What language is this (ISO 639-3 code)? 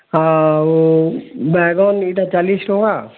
ori